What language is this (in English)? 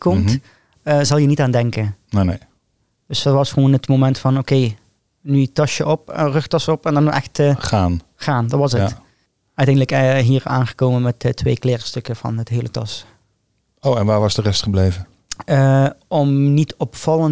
Dutch